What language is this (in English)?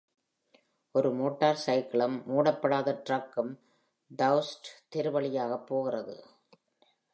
Tamil